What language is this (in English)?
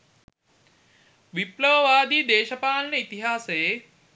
Sinhala